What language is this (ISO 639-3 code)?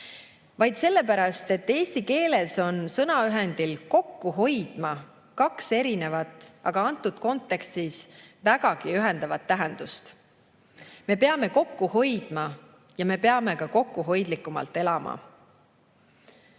est